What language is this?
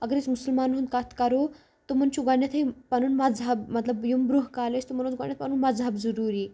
Kashmiri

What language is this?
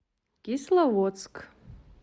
Russian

